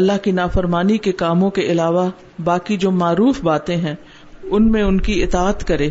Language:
Urdu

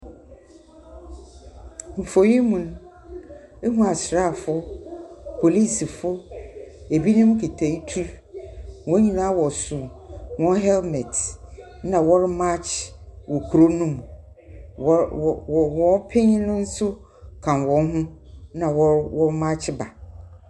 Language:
Akan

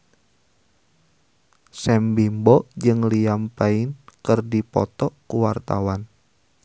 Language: Sundanese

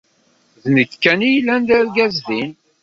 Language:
Kabyle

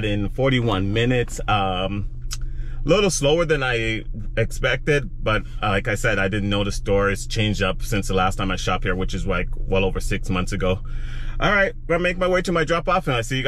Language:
English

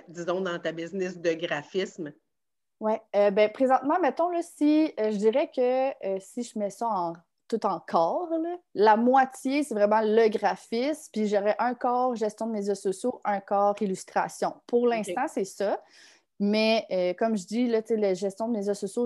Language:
French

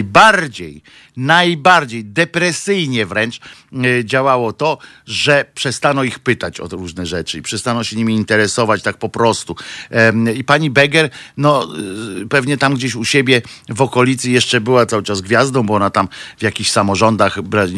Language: Polish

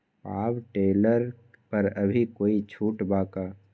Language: Magahi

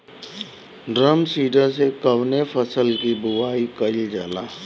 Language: Bhojpuri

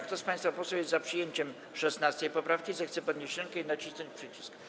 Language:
Polish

